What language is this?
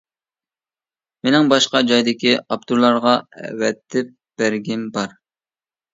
Uyghur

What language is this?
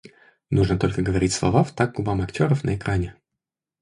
Russian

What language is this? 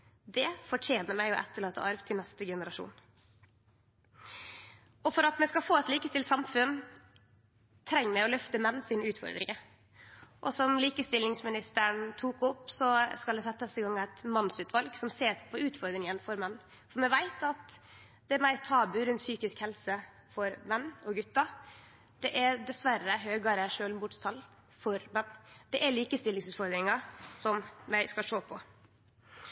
Norwegian Nynorsk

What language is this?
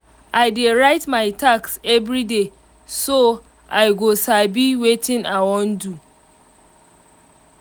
Nigerian Pidgin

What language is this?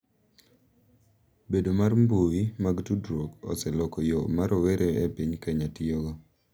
Luo (Kenya and Tanzania)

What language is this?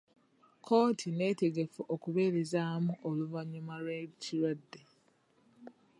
Ganda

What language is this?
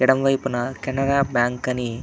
Telugu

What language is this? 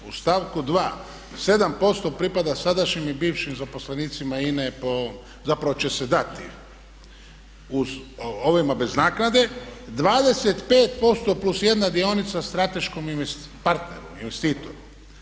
Croatian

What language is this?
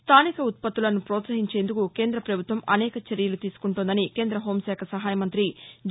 Telugu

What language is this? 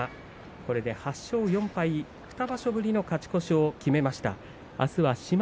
Japanese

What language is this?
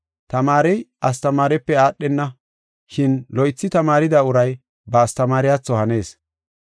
Gofa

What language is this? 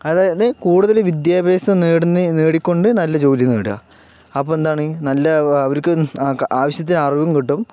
Malayalam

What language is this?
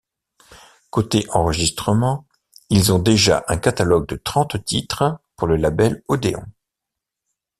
French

